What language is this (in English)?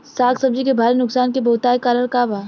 Bhojpuri